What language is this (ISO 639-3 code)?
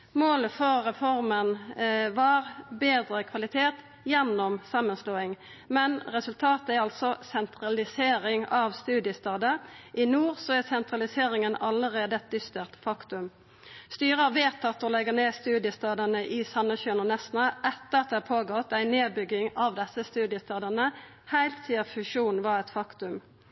nno